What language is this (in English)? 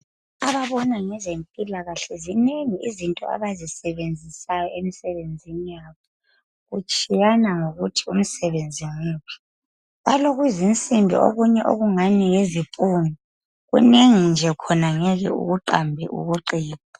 North Ndebele